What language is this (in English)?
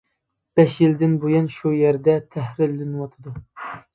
Uyghur